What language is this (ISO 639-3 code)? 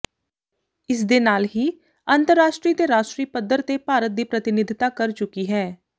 pan